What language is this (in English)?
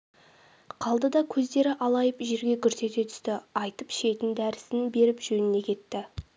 Kazakh